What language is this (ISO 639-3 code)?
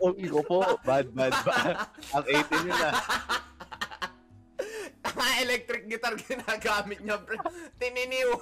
fil